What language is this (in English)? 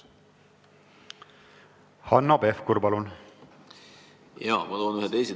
Estonian